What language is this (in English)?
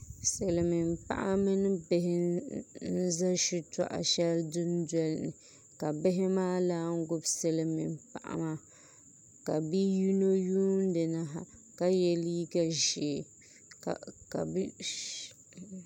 Dagbani